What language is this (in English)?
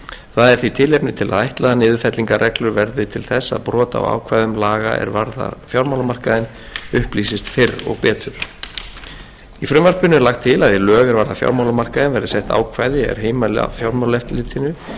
Icelandic